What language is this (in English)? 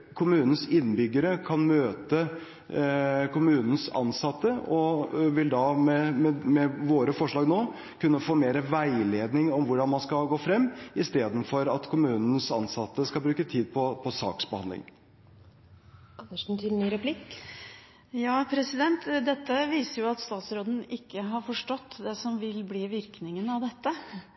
Norwegian Bokmål